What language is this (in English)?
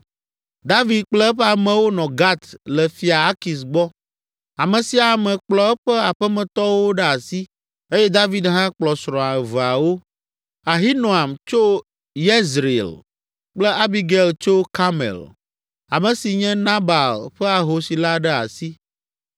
Ewe